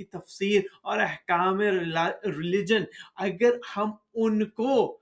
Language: Urdu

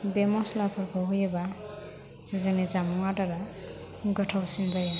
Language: Bodo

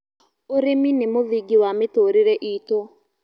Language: Kikuyu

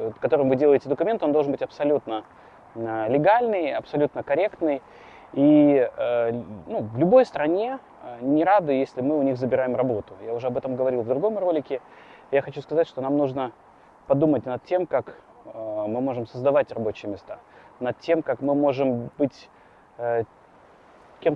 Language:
Russian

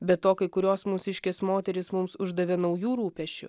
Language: Lithuanian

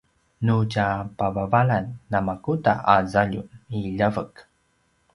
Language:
Paiwan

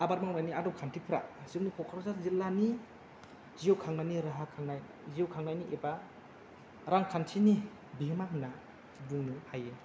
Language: Bodo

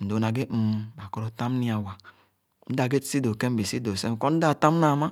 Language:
Khana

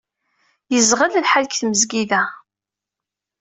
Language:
Kabyle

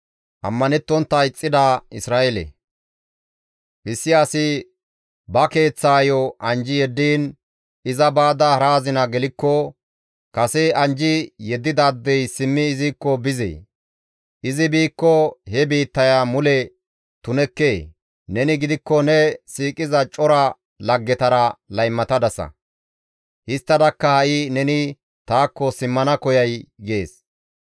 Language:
Gamo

